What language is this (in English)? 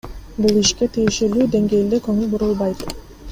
Kyrgyz